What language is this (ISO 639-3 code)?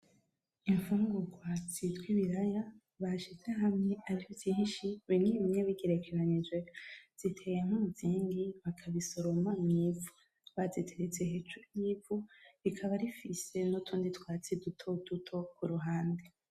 run